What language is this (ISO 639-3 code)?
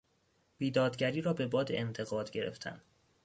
fas